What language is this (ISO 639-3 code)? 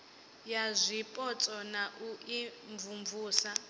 ven